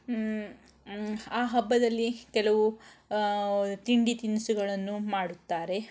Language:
Kannada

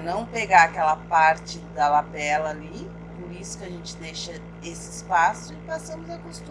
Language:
Portuguese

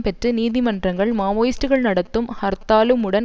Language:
Tamil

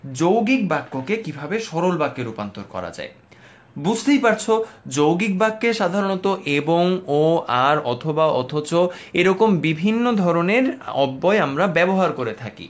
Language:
Bangla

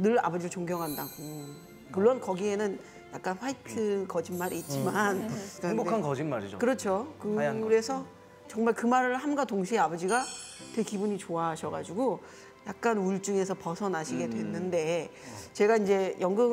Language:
Korean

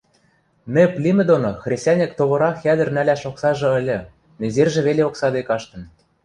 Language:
Western Mari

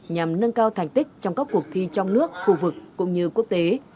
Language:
Vietnamese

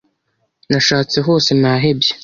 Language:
Kinyarwanda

